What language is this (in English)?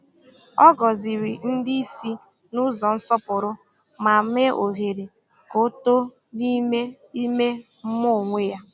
Igbo